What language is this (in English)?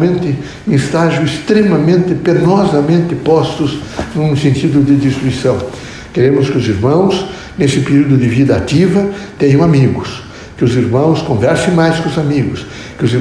Portuguese